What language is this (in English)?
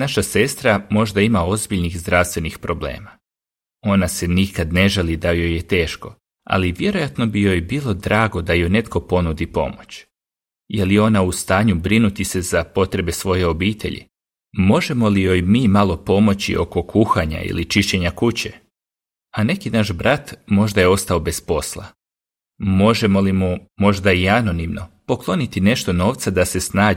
Croatian